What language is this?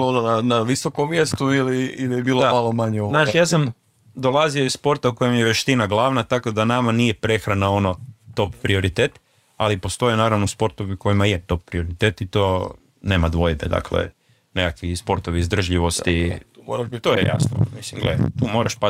Croatian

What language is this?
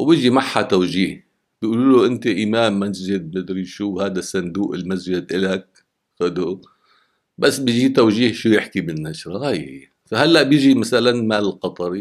Arabic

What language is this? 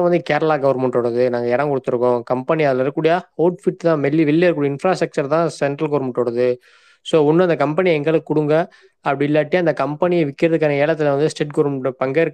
Tamil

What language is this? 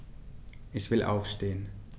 German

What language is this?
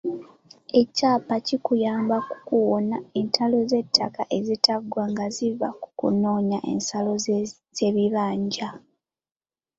Ganda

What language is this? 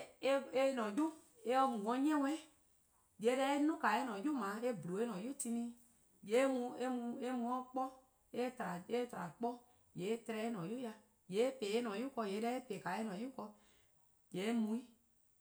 Eastern Krahn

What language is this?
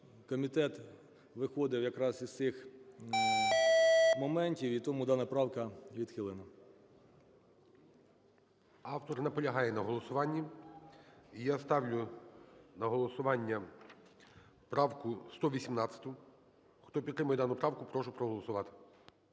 Ukrainian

